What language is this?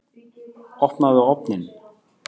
Icelandic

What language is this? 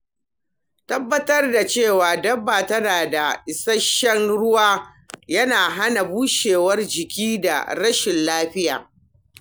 Hausa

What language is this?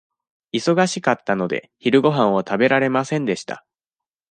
Japanese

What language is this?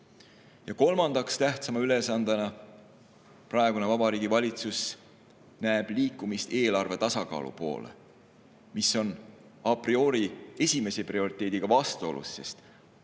Estonian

